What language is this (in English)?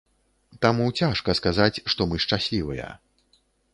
Belarusian